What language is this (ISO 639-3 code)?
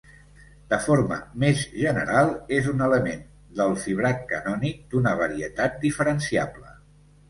cat